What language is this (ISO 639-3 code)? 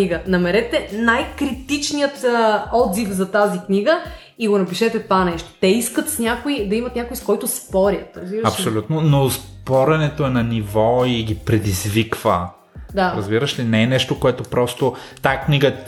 bul